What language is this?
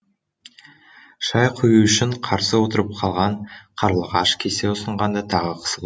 Kazakh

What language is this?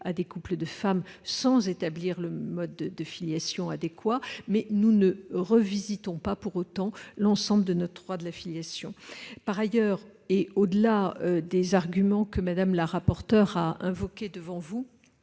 French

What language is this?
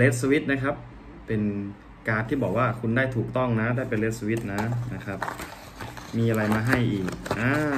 Thai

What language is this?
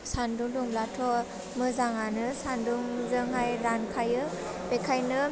Bodo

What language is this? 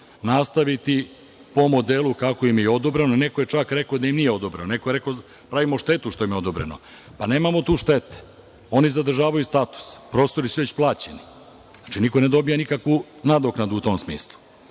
Serbian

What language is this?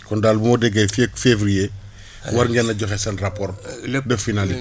Wolof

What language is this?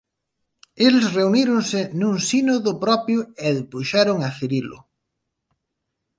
Galician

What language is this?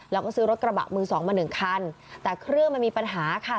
Thai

